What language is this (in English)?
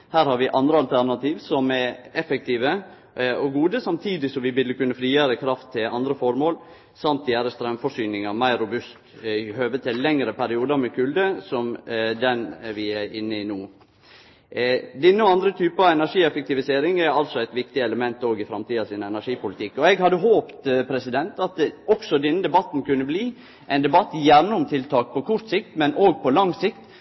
Norwegian Nynorsk